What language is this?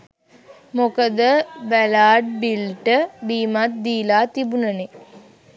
Sinhala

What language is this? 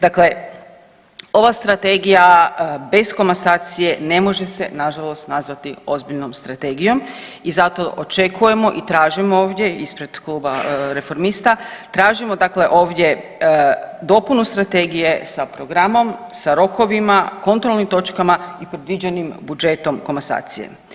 Croatian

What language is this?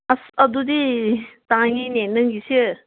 Manipuri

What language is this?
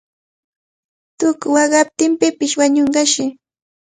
Cajatambo North Lima Quechua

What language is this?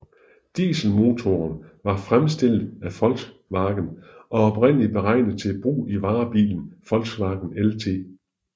Danish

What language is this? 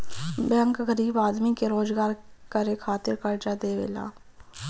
Bhojpuri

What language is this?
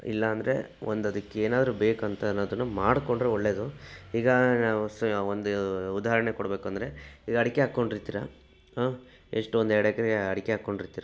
Kannada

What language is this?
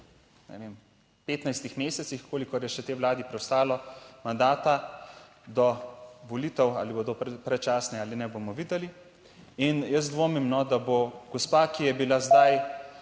Slovenian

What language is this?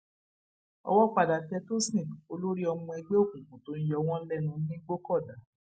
Yoruba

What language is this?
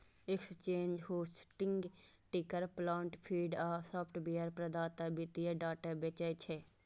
Maithili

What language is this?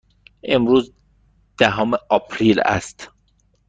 Persian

